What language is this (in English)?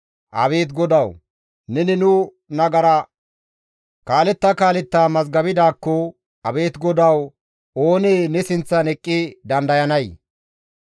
Gamo